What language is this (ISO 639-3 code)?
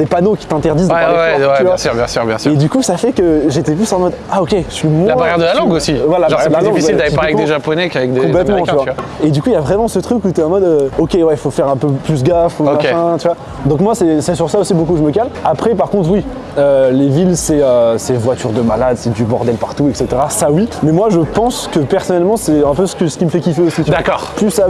fra